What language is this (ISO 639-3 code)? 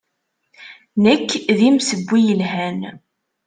kab